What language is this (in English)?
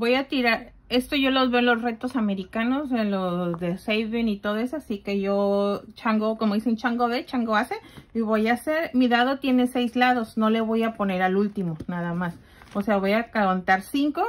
Spanish